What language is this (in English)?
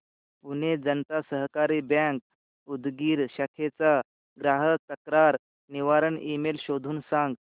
Marathi